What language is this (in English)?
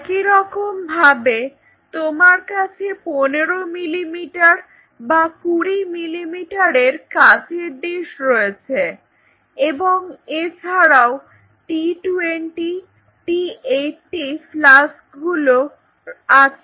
Bangla